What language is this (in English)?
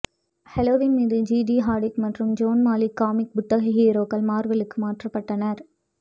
Tamil